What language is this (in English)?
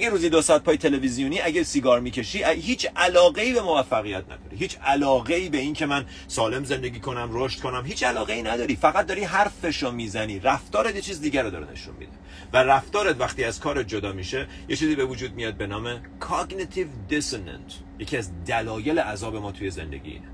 Persian